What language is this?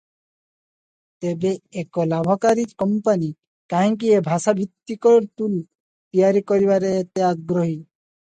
Odia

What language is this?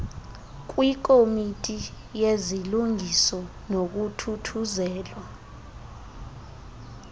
Xhosa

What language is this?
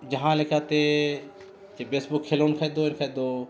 Santali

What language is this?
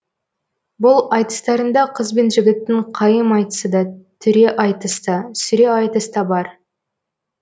Kazakh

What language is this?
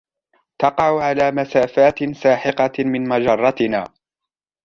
Arabic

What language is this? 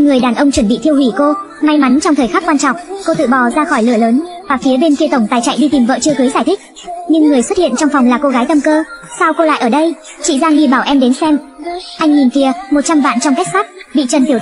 Vietnamese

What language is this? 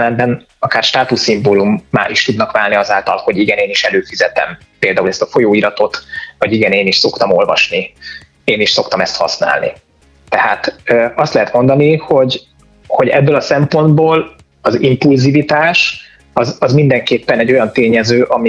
Hungarian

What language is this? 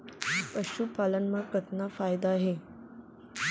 Chhattisgarhi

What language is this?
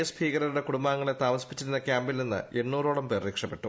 Malayalam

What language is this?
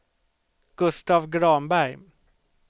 Swedish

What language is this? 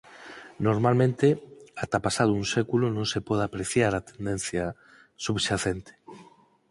Galician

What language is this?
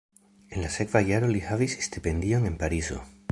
Esperanto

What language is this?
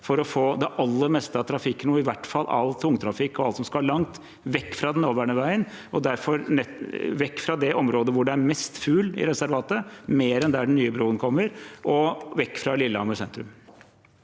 Norwegian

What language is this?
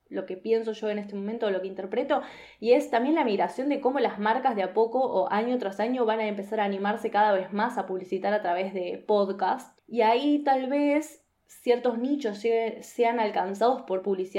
Spanish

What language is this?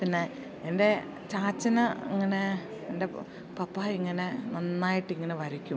Malayalam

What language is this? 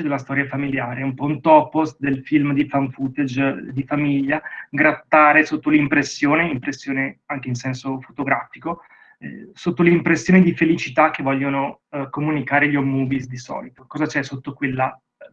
Italian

